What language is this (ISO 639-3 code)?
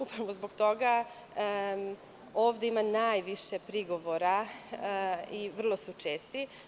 srp